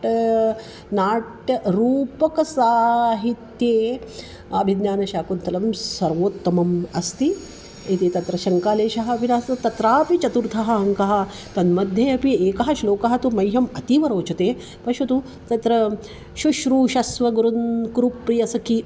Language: Sanskrit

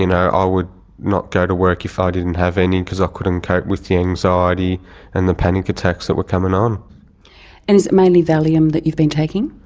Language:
English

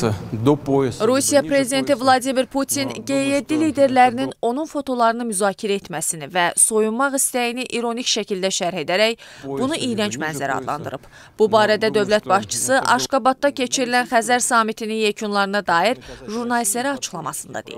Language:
Turkish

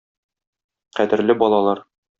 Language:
Tatar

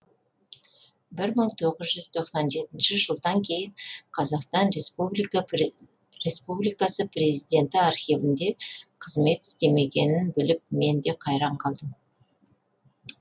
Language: Kazakh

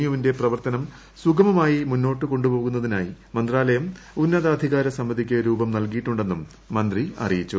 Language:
Malayalam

